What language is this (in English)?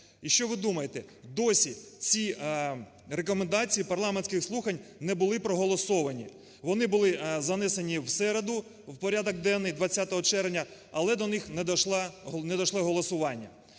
Ukrainian